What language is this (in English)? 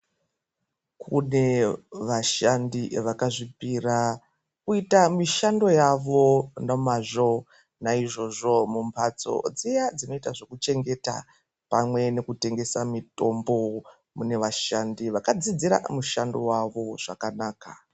Ndau